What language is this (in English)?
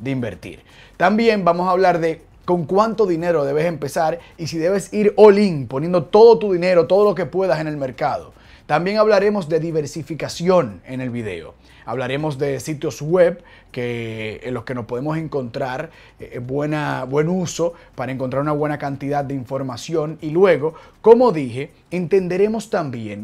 Spanish